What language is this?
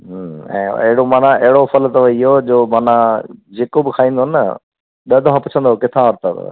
Sindhi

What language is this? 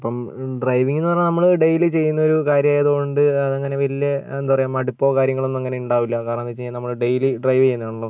Malayalam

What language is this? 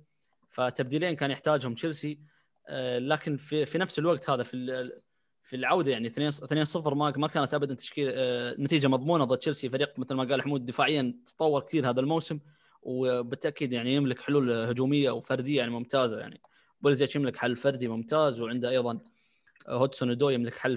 Arabic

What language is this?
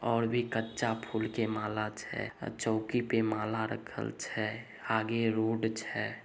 Magahi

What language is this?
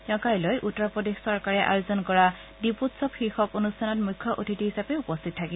Assamese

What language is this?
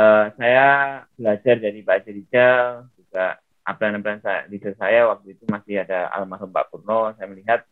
Indonesian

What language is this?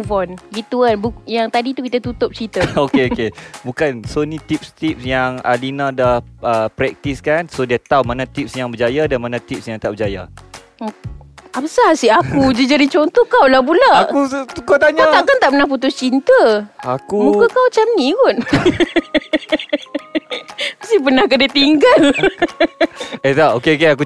Malay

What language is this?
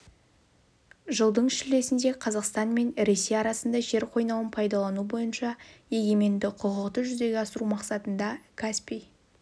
Kazakh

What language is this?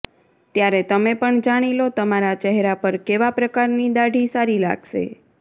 Gujarati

